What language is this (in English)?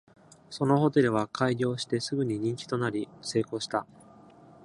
Japanese